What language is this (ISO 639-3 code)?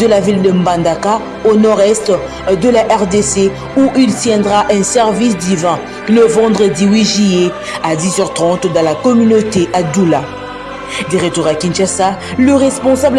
fra